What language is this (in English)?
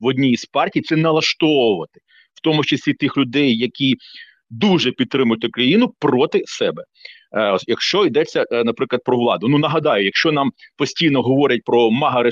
Ukrainian